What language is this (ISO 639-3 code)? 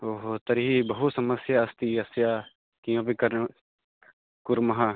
san